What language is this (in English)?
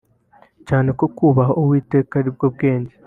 Kinyarwanda